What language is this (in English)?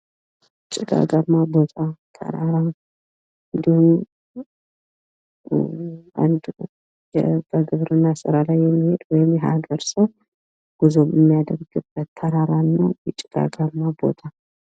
Amharic